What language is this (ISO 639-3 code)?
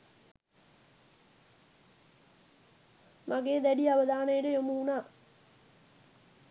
sin